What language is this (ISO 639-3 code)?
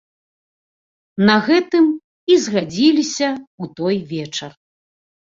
bel